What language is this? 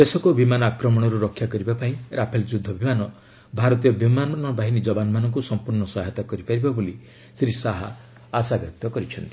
Odia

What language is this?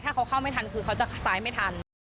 Thai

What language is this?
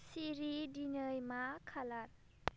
Bodo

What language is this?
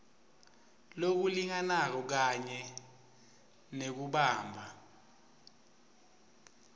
Swati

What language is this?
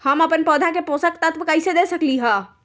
Magahi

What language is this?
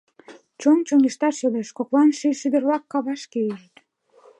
Mari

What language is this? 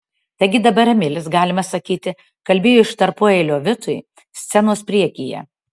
Lithuanian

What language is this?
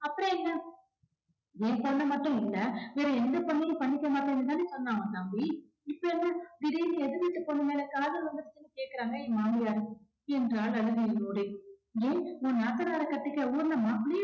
Tamil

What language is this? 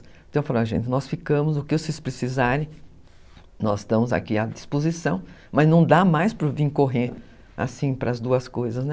Portuguese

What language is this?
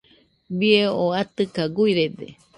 Nüpode Huitoto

